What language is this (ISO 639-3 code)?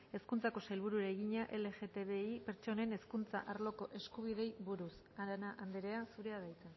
eus